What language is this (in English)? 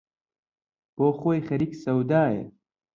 Central Kurdish